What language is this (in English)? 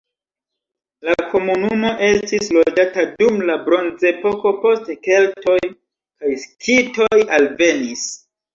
Esperanto